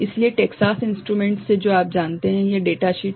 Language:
Hindi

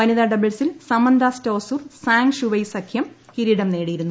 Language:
Malayalam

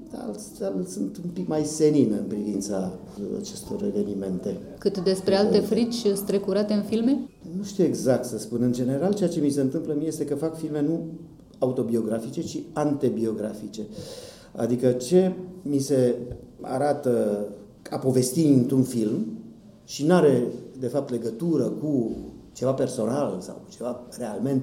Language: Romanian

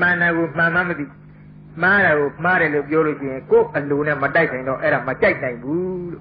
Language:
Thai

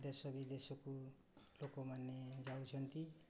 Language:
Odia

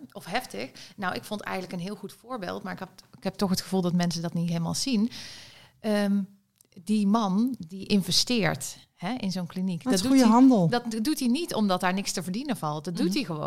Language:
Dutch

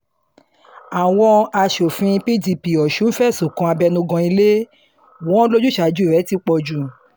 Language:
Yoruba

